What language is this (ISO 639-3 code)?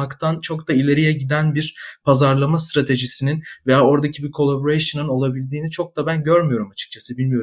tur